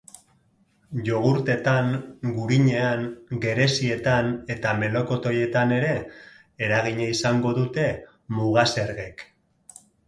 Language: Basque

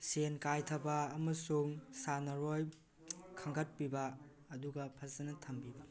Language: Manipuri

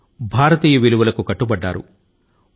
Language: Telugu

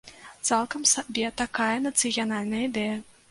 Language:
Belarusian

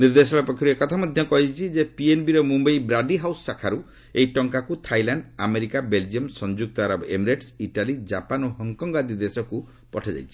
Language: Odia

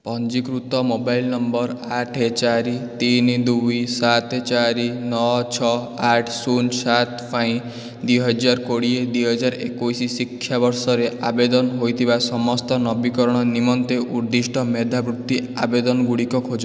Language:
Odia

